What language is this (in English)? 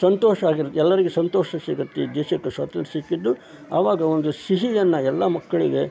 Kannada